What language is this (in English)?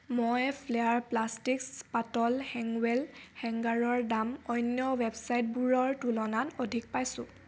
Assamese